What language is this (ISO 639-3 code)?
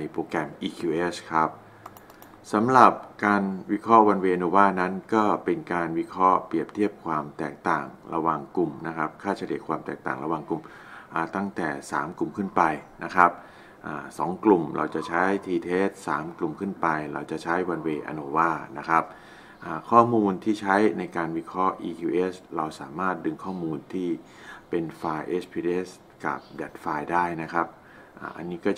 tha